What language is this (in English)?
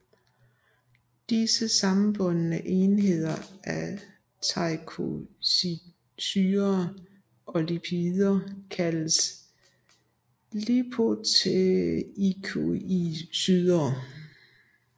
Danish